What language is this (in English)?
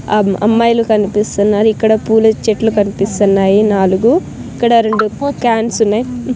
Telugu